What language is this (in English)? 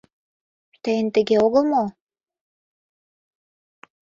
Mari